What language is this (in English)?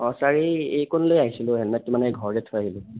Assamese